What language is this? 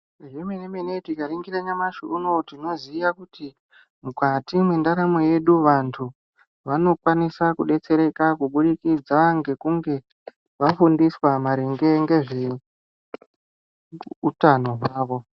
Ndau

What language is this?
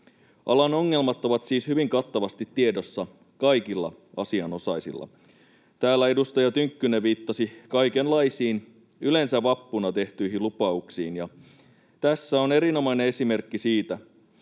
Finnish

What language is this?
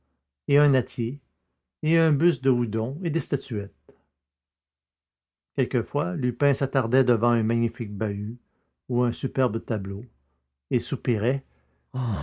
French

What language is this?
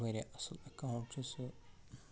Kashmiri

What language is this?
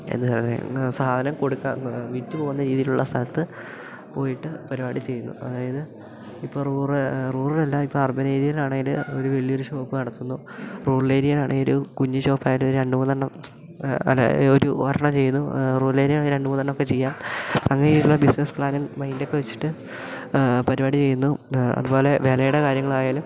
Malayalam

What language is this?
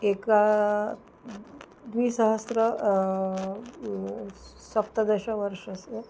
Sanskrit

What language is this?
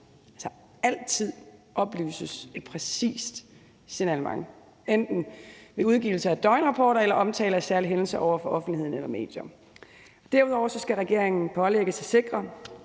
Danish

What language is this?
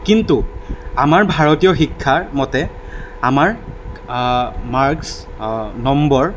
Assamese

